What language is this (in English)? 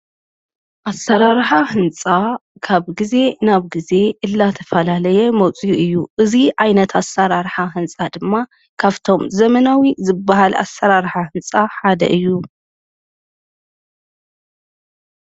Tigrinya